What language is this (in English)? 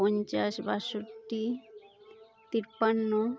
Santali